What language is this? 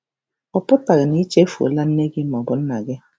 Igbo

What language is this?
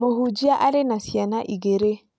Kikuyu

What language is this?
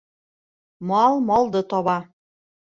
Bashkir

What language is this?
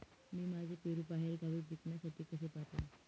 Marathi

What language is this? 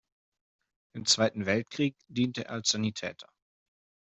German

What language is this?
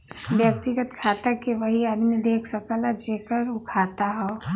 Bhojpuri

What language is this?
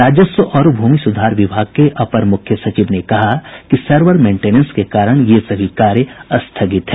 Hindi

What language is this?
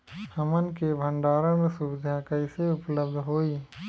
Bhojpuri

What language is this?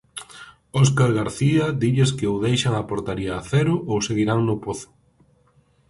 Galician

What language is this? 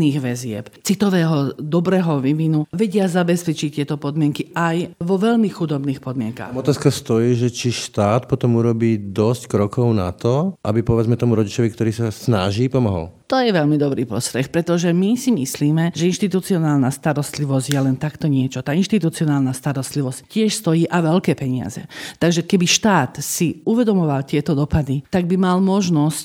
Slovak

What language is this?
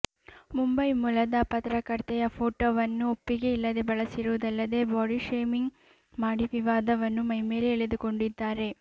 Kannada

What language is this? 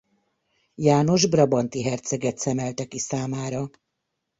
Hungarian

